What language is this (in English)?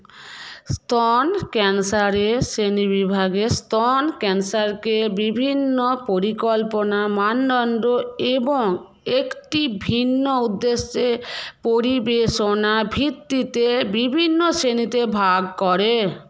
Bangla